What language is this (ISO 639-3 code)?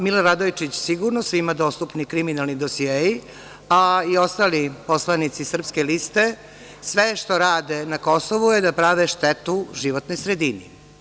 srp